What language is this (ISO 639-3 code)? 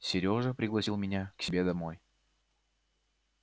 rus